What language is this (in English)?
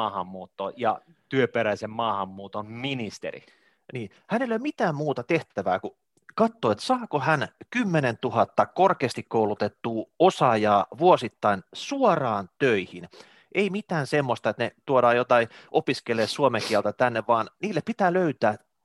Finnish